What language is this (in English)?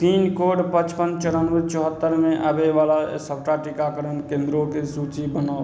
Maithili